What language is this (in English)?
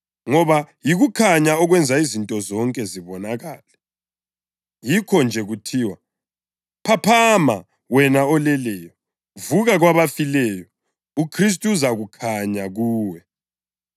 North Ndebele